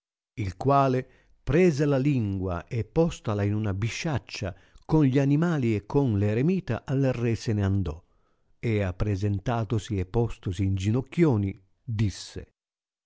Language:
Italian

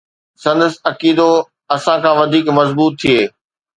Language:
Sindhi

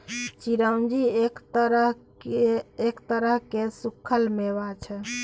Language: Maithili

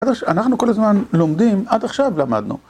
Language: Hebrew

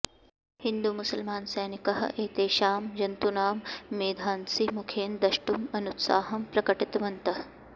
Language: Sanskrit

